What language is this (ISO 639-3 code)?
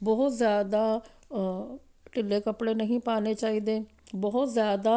pan